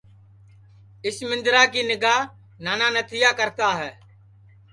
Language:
Sansi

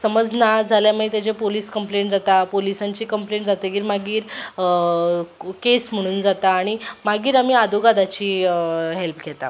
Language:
Konkani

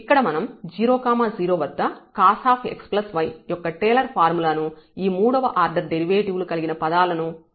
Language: Telugu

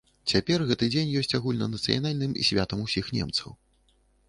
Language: Belarusian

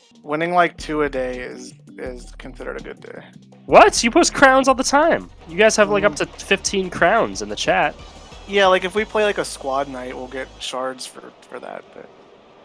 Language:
English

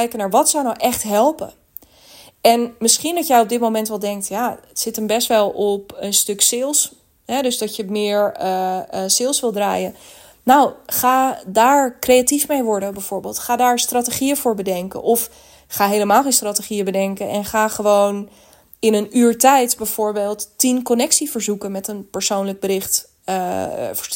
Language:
Dutch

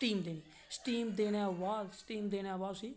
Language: Dogri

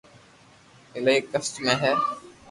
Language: Loarki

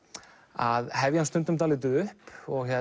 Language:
Icelandic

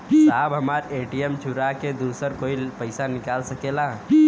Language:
Bhojpuri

